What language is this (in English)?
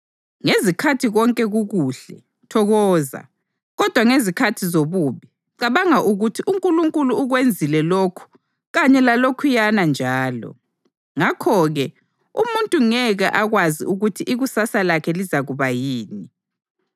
North Ndebele